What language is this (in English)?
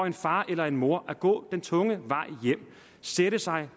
Danish